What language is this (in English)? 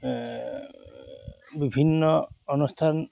Assamese